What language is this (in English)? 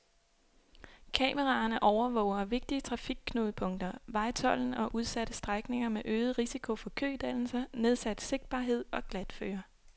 Danish